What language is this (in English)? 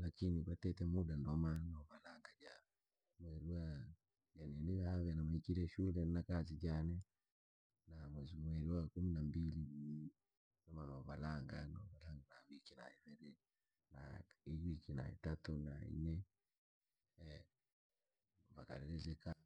Langi